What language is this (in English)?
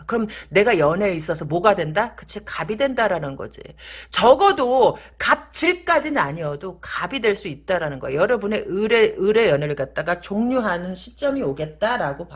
Korean